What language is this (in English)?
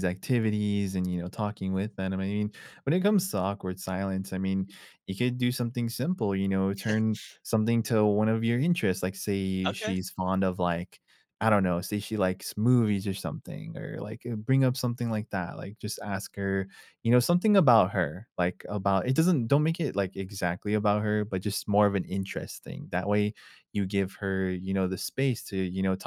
English